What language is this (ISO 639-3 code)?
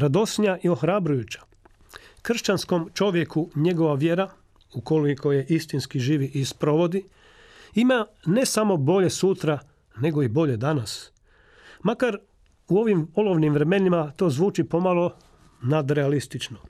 hrv